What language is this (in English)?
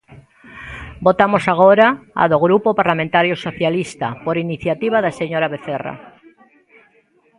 Galician